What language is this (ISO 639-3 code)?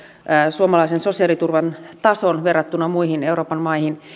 fin